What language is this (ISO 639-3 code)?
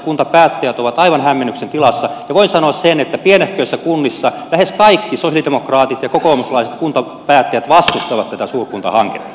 fin